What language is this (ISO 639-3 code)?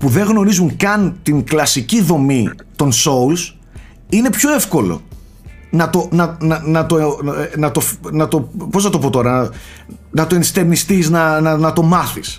ell